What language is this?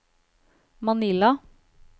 Norwegian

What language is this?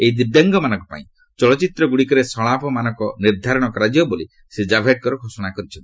Odia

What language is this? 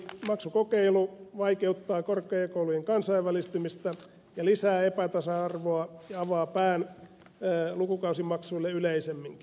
Finnish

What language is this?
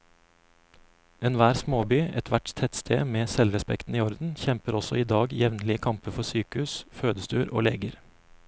Norwegian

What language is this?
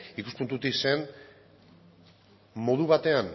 Basque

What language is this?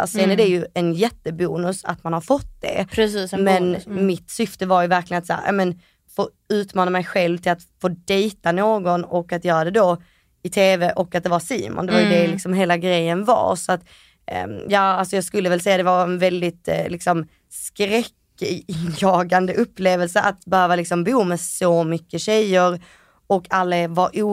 Swedish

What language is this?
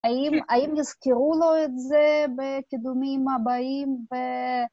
Hebrew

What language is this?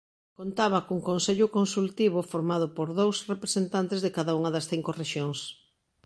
Galician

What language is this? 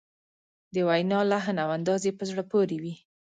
Pashto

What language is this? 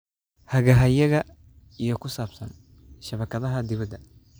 Somali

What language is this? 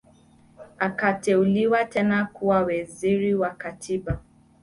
Swahili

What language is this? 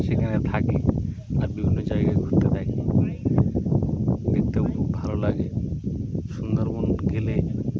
Bangla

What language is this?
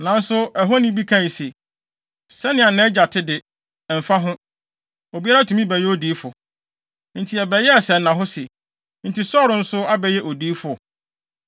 Akan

